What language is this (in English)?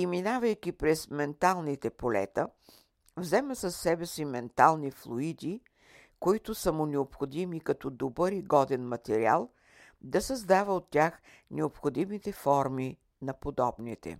Bulgarian